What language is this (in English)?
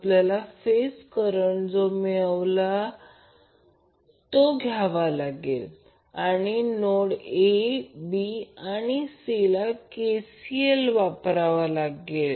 Marathi